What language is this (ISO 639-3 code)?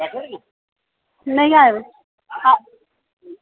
doi